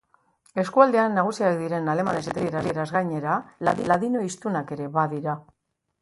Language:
Basque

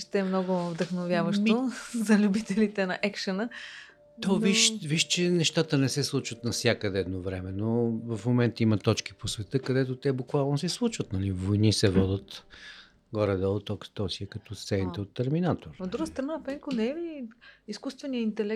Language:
Bulgarian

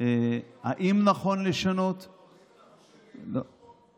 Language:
Hebrew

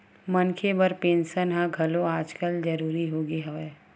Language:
Chhattisgarhi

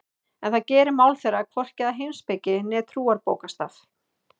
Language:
Icelandic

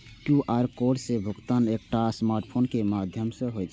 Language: Maithili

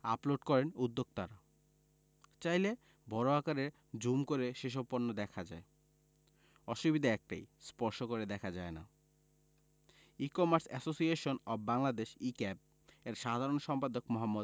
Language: Bangla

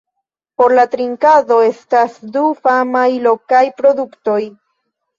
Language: Esperanto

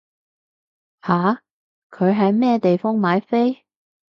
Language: Cantonese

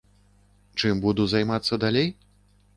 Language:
Belarusian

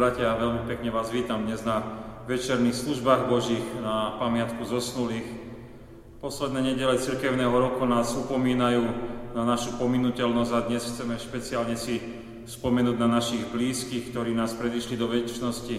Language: Slovak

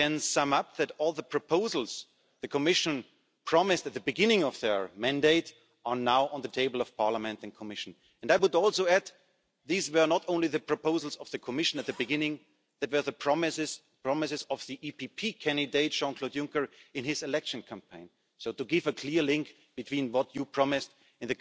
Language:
English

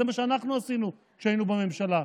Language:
Hebrew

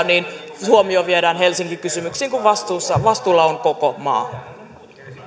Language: Finnish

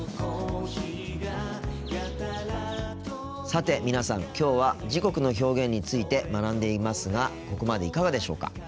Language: Japanese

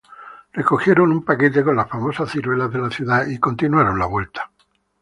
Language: Spanish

